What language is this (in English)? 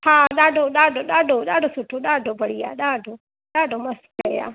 Sindhi